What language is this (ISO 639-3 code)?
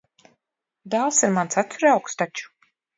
lav